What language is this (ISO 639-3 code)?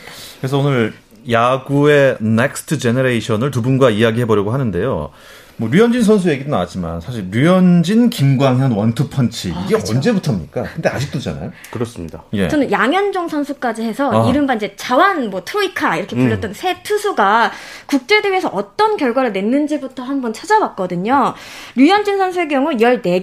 kor